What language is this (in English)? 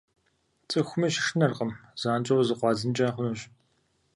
Kabardian